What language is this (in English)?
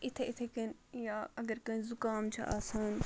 Kashmiri